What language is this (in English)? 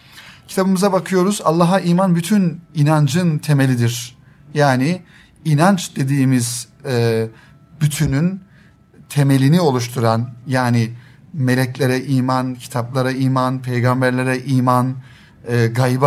Turkish